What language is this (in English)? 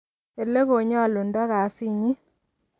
Kalenjin